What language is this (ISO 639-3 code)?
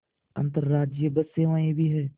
hin